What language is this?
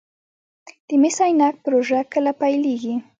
Pashto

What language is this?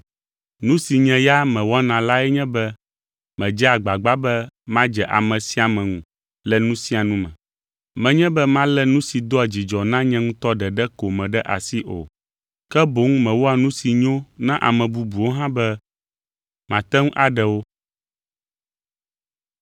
Ewe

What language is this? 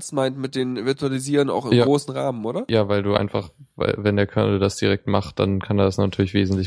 German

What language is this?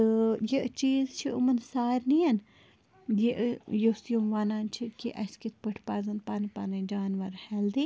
Kashmiri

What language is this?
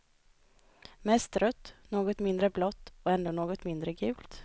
Swedish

